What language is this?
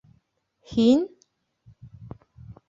Bashkir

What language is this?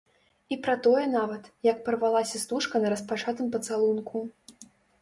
Belarusian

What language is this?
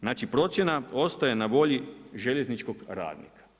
Croatian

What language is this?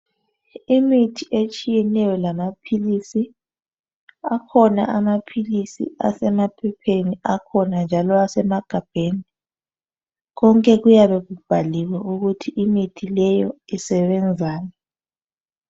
North Ndebele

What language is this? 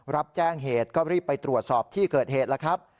Thai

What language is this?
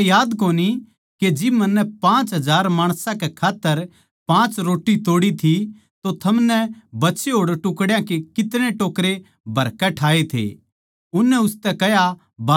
Haryanvi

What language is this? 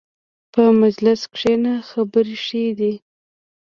Pashto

